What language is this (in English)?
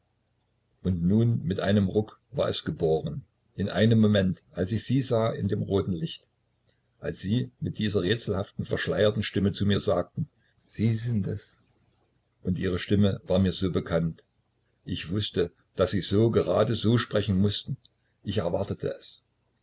German